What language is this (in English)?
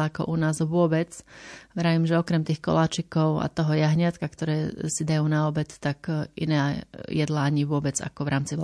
Slovak